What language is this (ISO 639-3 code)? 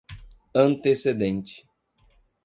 por